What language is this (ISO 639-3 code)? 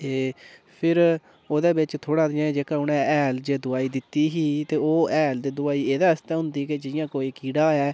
doi